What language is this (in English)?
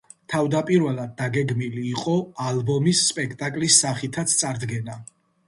Georgian